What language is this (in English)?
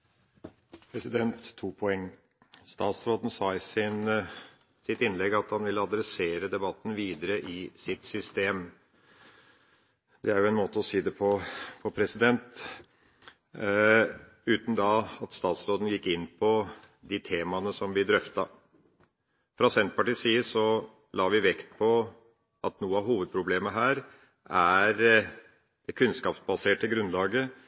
Norwegian